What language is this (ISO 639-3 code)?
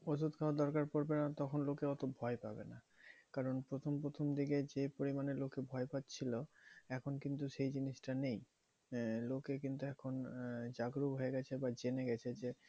ben